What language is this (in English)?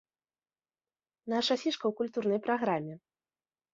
Belarusian